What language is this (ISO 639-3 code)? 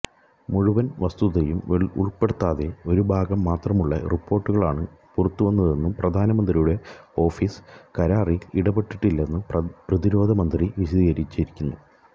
mal